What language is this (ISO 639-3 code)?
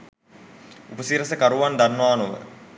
sin